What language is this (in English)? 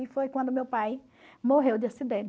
Portuguese